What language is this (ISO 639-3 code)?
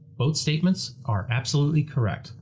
eng